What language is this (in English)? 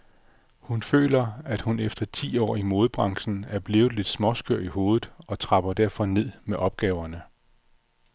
Danish